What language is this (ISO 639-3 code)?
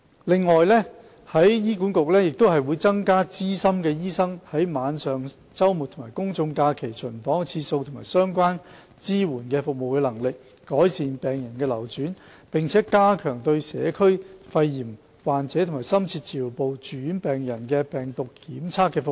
yue